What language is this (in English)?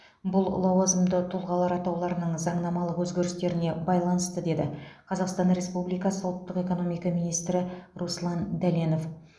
Kazakh